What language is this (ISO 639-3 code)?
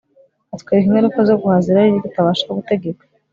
kin